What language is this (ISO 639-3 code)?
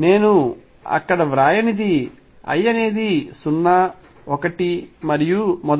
tel